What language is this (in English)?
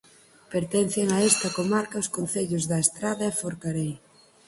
Galician